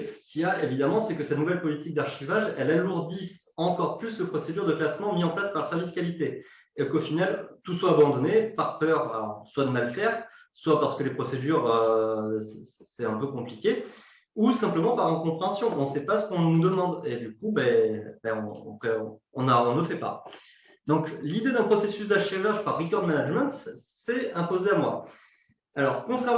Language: French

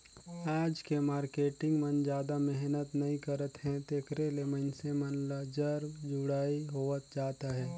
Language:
Chhattisgarhi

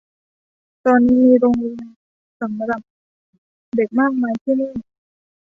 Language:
Thai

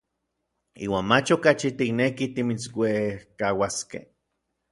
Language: Orizaba Nahuatl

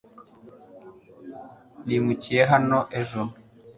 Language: Kinyarwanda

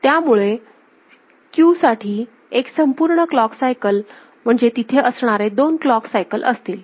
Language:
Marathi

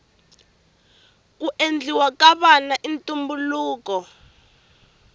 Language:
Tsonga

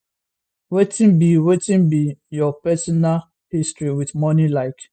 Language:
Nigerian Pidgin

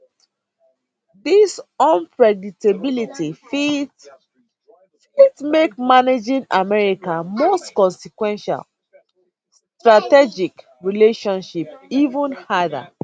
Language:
Nigerian Pidgin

